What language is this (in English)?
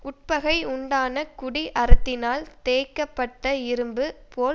Tamil